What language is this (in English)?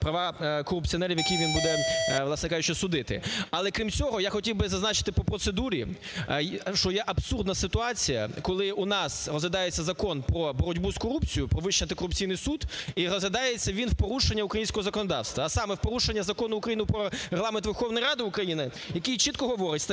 Ukrainian